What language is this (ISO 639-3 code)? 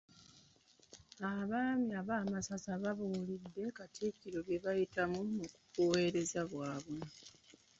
lug